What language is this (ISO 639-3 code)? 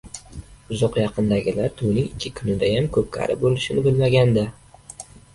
uzb